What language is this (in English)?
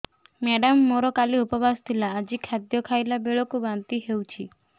Odia